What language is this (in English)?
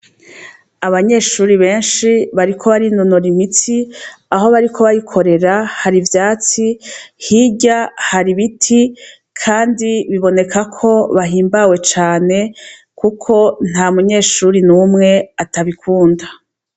Rundi